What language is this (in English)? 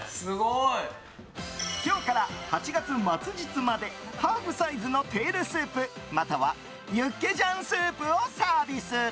Japanese